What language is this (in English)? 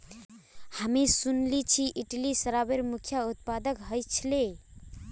Magahi